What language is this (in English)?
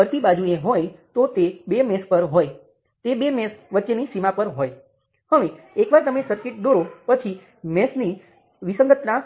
Gujarati